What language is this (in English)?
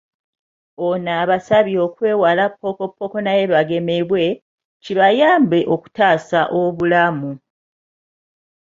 Ganda